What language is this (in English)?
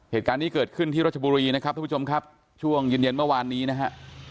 Thai